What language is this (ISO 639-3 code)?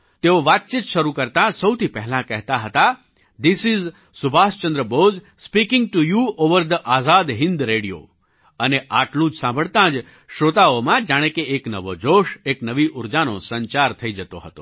guj